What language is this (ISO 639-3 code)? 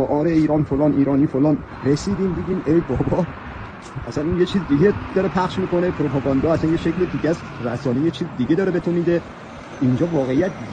fas